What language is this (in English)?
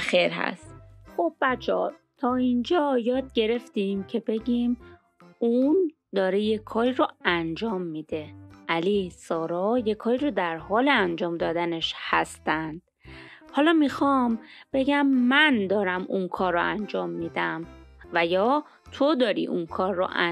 Persian